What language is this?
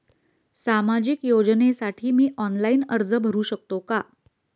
Marathi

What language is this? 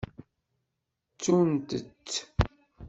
Kabyle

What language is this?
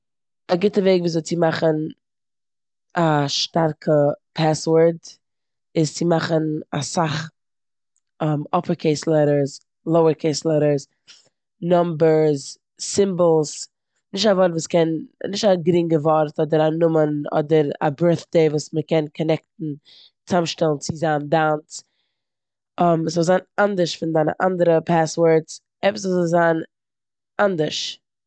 Yiddish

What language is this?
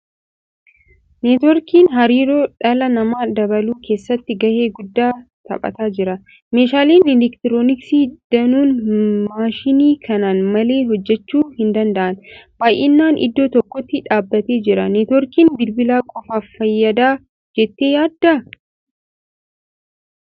Oromo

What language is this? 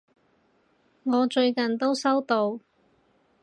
Cantonese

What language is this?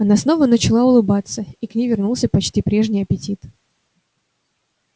Russian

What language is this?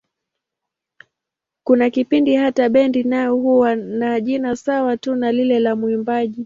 Swahili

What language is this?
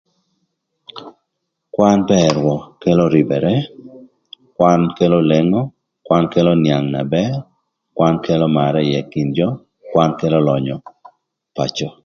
Thur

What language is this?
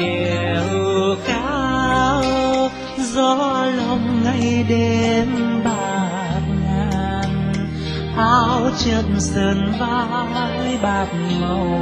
Vietnamese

